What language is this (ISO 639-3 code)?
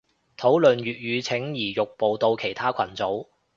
yue